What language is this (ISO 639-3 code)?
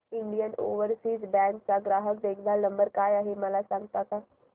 mar